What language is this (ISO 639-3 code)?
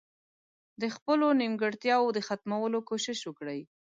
pus